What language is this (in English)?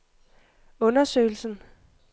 Danish